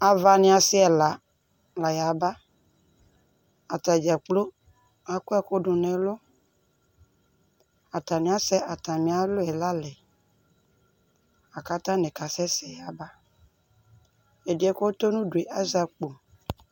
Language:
Ikposo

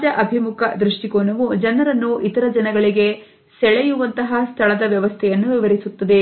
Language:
Kannada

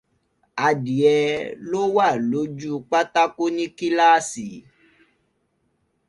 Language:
Yoruba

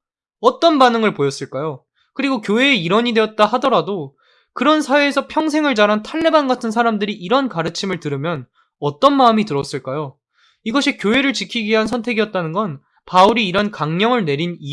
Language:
Korean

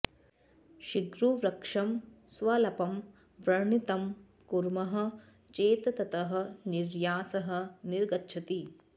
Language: Sanskrit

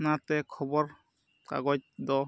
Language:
Santali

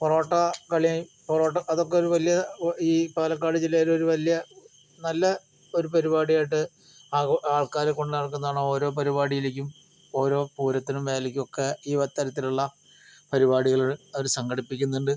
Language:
Malayalam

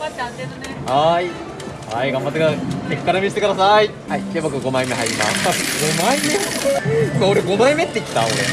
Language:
Japanese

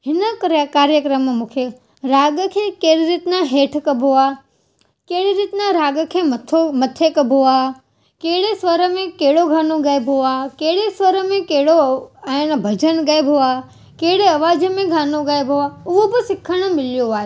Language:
Sindhi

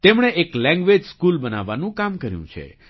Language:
Gujarati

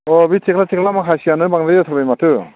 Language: Bodo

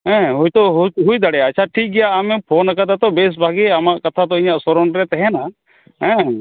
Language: Santali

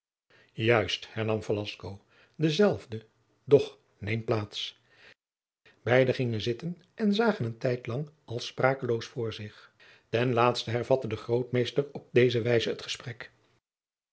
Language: Dutch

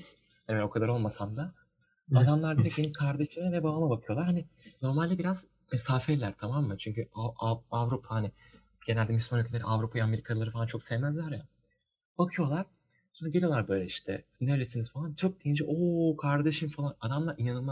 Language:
Turkish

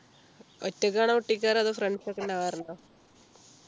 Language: Malayalam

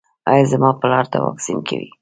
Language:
Pashto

